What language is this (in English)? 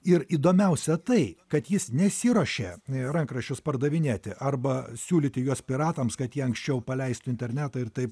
Lithuanian